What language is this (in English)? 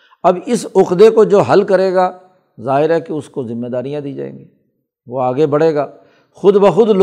Urdu